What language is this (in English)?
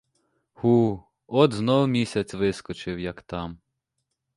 Ukrainian